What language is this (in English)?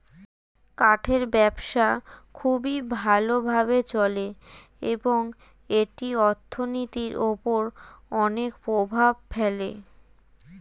Bangla